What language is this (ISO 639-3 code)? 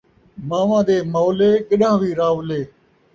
skr